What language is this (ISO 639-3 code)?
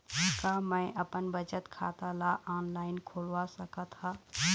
hne